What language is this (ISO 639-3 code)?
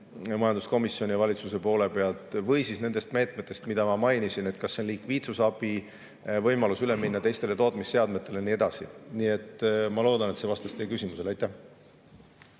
est